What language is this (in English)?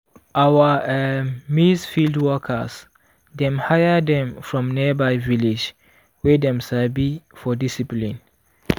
Nigerian Pidgin